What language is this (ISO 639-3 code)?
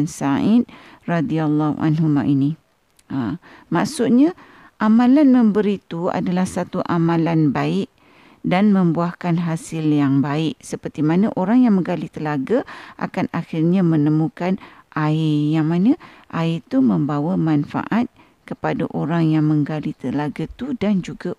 msa